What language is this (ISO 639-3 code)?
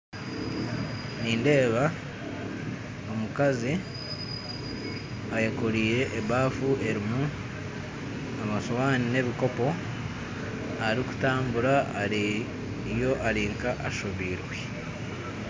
nyn